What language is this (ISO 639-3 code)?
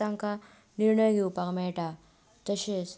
kok